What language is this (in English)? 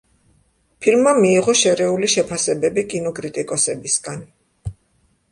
Georgian